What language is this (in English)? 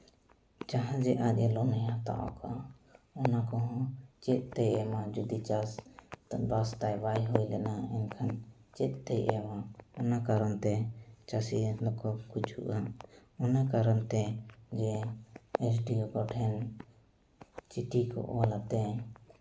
Santali